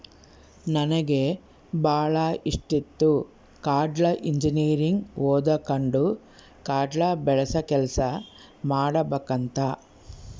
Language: Kannada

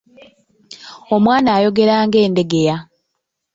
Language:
Ganda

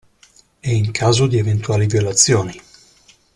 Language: Italian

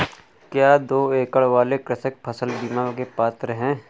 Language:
Hindi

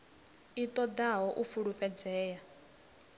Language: Venda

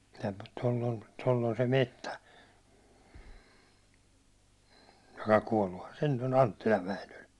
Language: Finnish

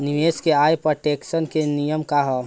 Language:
Bhojpuri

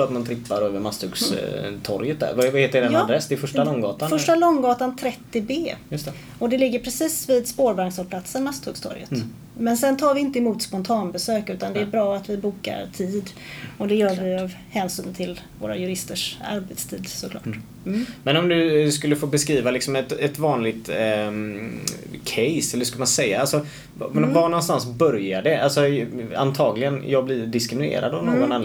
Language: Swedish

